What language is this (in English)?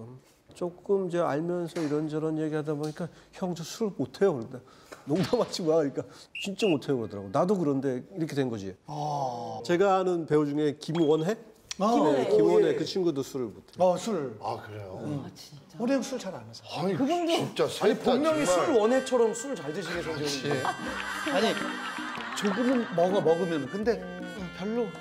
Korean